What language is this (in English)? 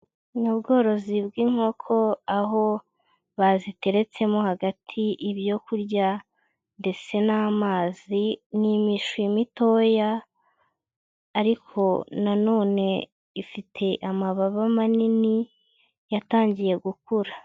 Kinyarwanda